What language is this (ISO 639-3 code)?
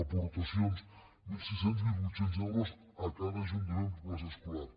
cat